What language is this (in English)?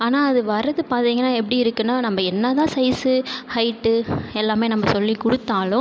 Tamil